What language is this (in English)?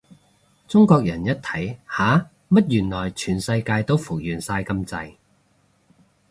Cantonese